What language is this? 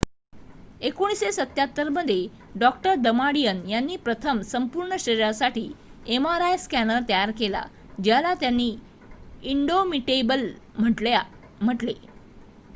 Marathi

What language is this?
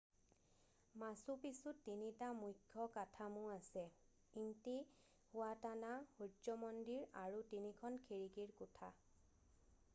Assamese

